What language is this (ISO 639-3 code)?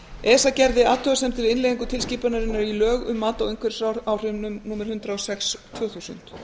isl